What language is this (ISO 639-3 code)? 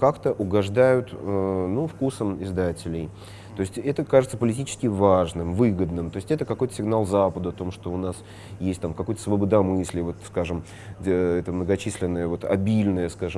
rus